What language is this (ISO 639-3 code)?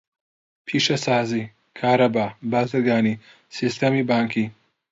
ckb